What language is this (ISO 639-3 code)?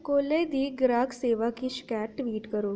doi